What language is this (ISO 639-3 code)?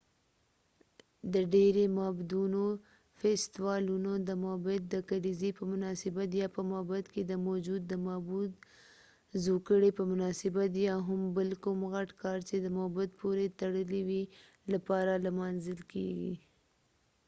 pus